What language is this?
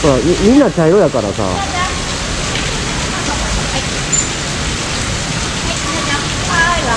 Japanese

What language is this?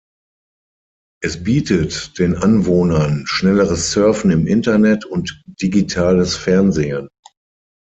German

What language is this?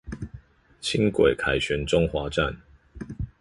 Chinese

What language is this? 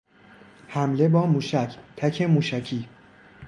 Persian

